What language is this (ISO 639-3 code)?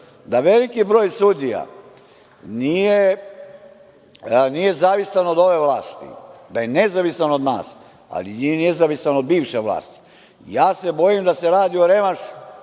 srp